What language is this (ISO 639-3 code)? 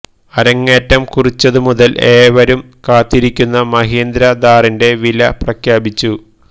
mal